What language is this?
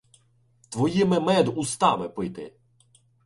Ukrainian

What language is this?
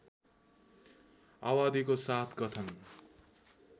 Nepali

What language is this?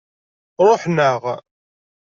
Kabyle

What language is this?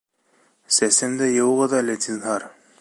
Bashkir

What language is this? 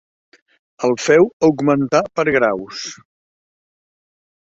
Catalan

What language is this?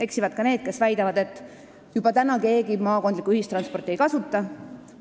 Estonian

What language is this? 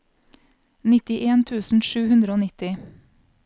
Norwegian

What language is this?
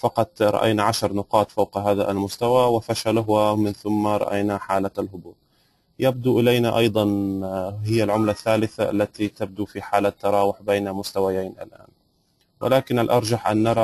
Arabic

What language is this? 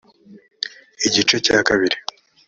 Kinyarwanda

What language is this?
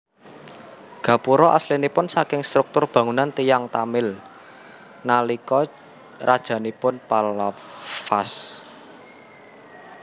Javanese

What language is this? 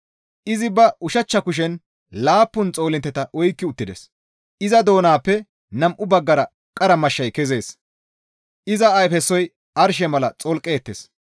Gamo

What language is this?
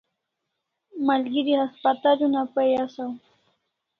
Kalasha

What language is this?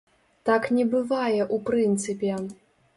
Belarusian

